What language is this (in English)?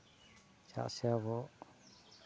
Santali